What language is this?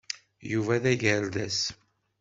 Kabyle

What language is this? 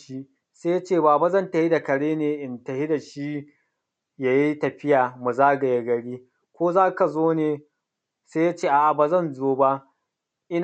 Hausa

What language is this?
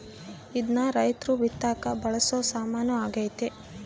Kannada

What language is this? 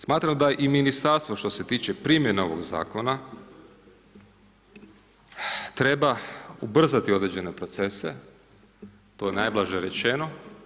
Croatian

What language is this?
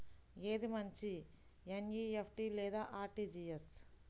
Telugu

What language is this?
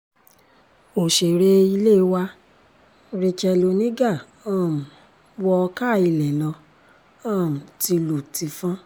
Yoruba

